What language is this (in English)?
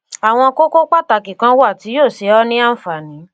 Yoruba